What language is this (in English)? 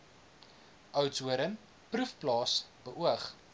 Afrikaans